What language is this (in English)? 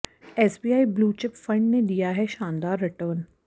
Hindi